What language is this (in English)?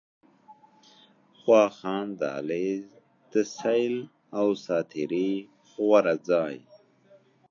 Pashto